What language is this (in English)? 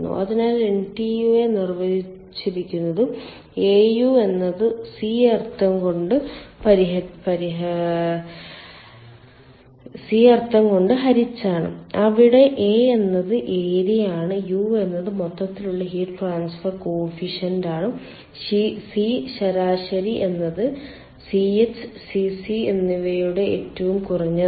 Malayalam